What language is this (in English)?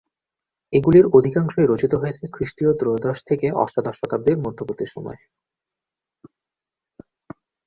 Bangla